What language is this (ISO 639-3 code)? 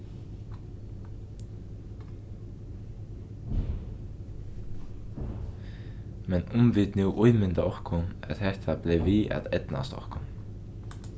fao